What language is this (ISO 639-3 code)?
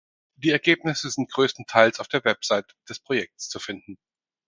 deu